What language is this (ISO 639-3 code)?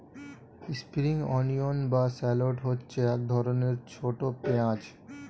ben